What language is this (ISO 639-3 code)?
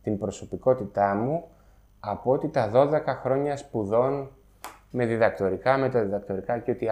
ell